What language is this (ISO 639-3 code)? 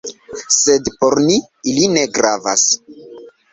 epo